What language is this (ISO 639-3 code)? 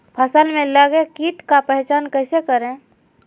mag